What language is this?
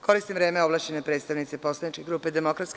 Serbian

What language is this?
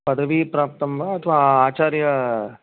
Sanskrit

